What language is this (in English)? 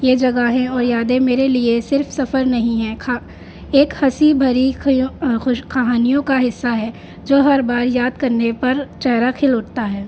Urdu